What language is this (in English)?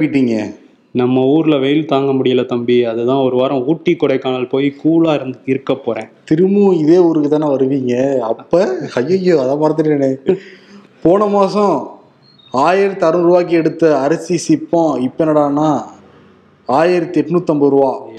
Tamil